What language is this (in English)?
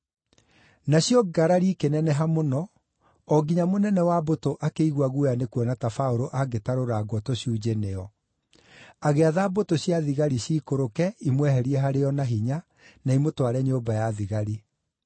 Kikuyu